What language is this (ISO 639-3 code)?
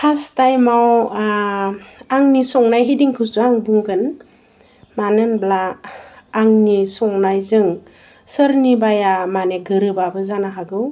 brx